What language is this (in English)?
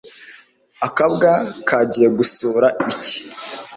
Kinyarwanda